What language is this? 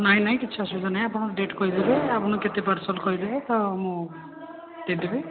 Odia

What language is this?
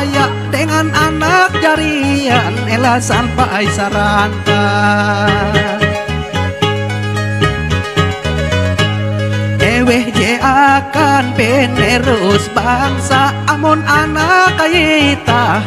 Indonesian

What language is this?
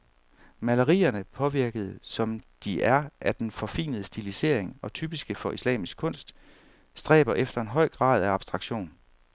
Danish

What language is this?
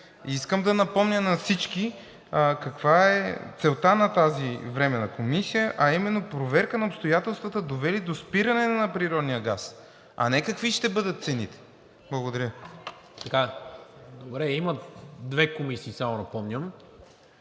Bulgarian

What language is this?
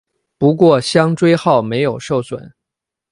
Chinese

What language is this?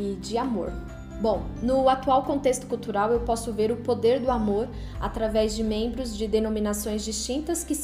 Portuguese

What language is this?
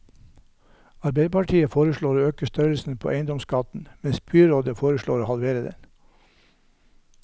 Norwegian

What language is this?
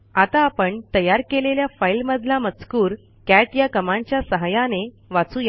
Marathi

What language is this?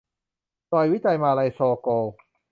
Thai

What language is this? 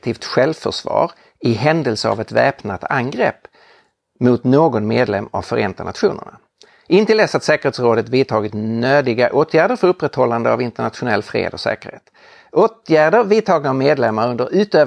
Swedish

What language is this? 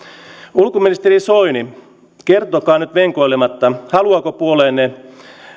Finnish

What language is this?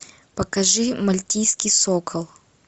Russian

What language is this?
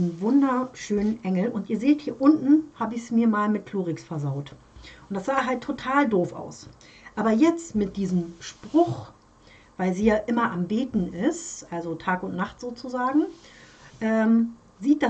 German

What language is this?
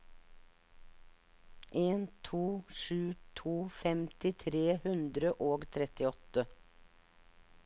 Norwegian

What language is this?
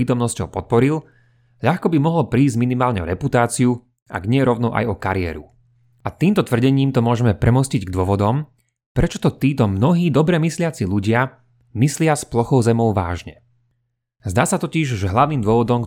Slovak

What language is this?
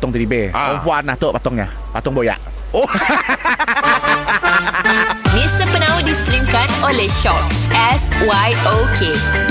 Malay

